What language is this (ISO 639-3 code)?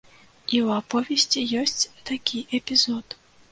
bel